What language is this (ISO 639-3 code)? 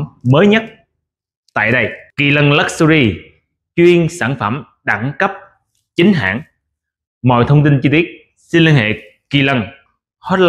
vie